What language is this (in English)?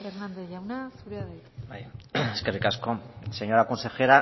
Basque